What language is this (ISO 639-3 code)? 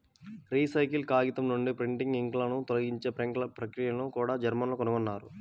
tel